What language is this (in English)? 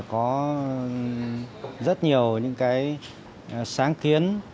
Vietnamese